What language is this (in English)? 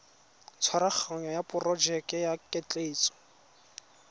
Tswana